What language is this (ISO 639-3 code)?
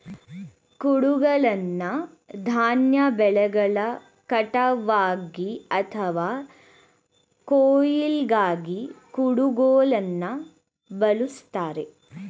kan